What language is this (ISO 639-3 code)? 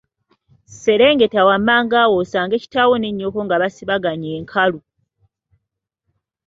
lug